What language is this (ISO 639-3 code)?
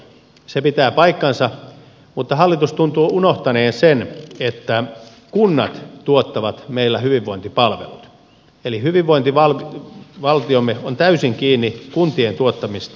fin